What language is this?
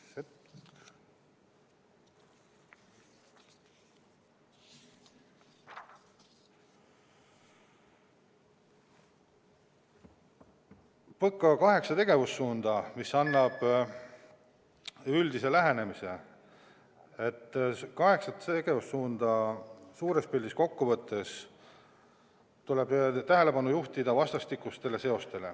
Estonian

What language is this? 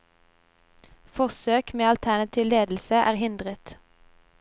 Norwegian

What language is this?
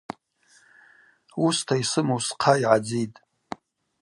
Abaza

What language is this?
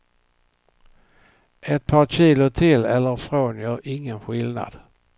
Swedish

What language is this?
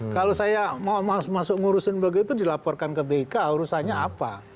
Indonesian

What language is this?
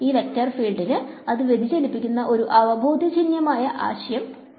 Malayalam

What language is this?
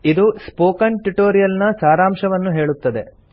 Kannada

